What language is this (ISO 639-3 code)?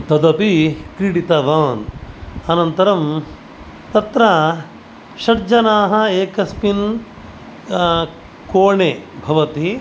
san